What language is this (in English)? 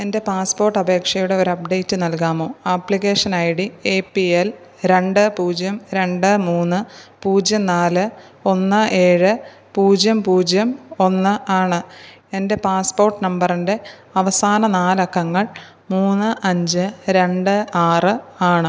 Malayalam